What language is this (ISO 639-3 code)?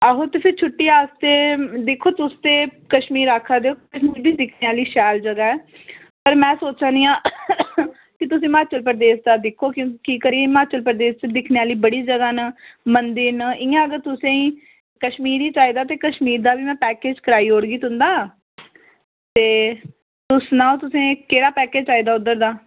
doi